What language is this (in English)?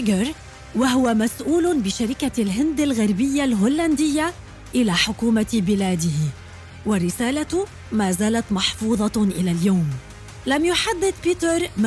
Arabic